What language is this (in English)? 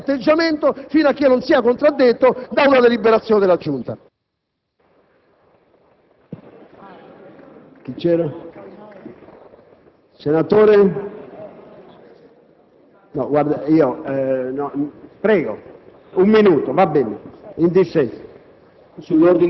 Italian